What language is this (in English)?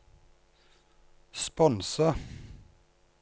Norwegian